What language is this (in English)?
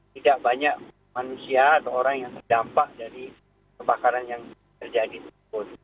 Indonesian